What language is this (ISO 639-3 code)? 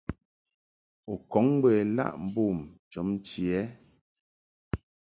mhk